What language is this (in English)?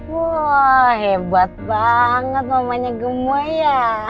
Indonesian